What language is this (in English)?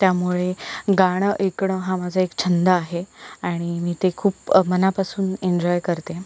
Marathi